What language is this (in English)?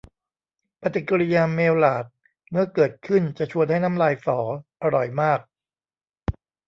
Thai